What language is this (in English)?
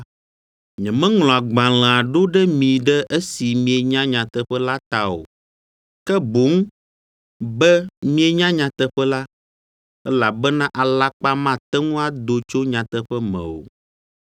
Ewe